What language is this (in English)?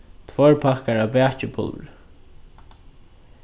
Faroese